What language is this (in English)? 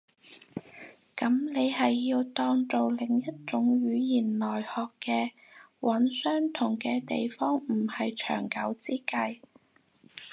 Cantonese